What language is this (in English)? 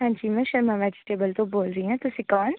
Punjabi